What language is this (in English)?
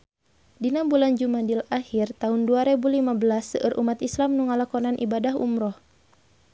Sundanese